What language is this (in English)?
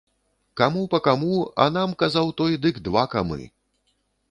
Belarusian